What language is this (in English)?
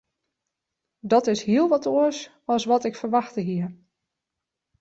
Western Frisian